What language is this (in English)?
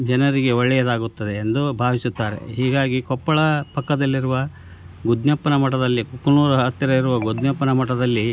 Kannada